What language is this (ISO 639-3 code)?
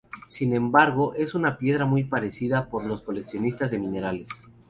spa